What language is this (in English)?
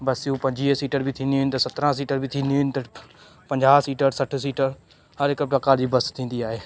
Sindhi